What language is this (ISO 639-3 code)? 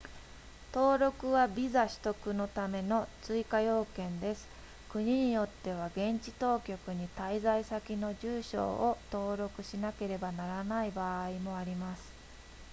jpn